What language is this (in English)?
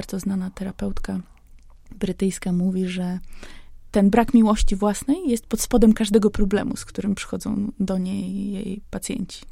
Polish